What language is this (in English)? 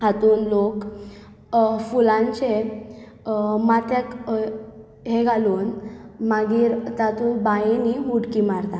Konkani